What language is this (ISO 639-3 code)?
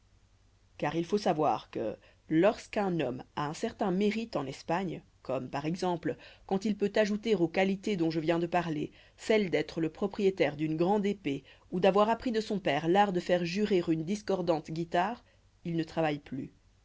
fra